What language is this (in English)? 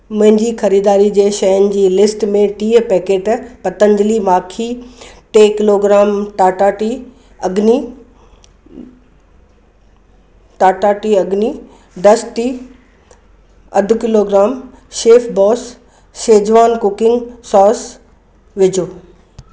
Sindhi